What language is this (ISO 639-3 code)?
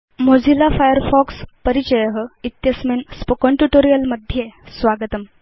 san